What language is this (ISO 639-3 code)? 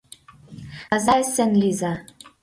chm